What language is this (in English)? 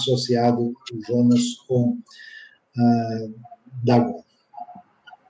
Portuguese